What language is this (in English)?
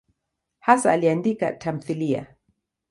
Swahili